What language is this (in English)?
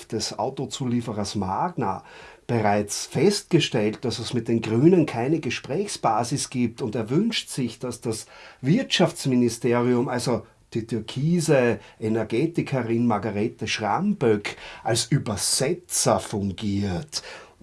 German